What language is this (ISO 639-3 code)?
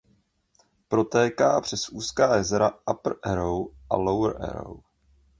ces